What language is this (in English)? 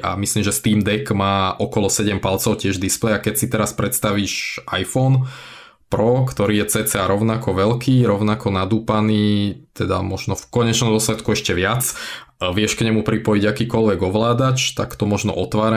Slovak